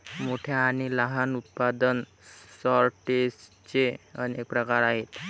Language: Marathi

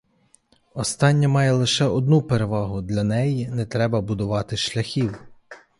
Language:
Ukrainian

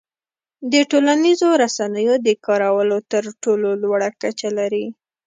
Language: Pashto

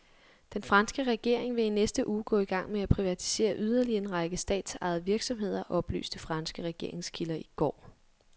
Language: Danish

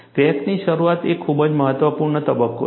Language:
Gujarati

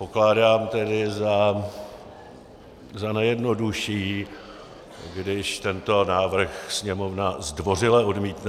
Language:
Czech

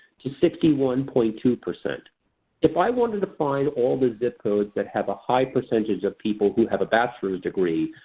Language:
English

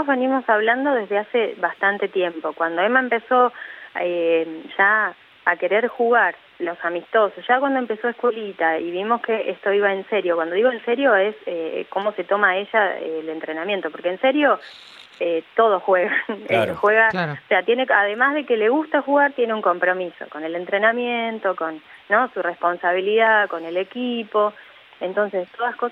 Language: Spanish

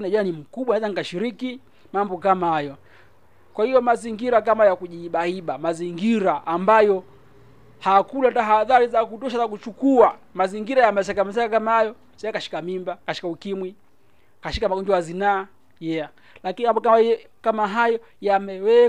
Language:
Swahili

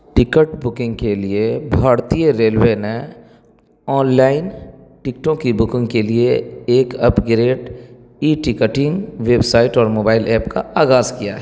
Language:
Urdu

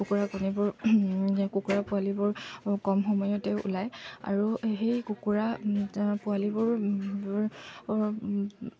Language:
Assamese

